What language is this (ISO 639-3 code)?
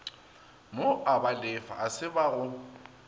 nso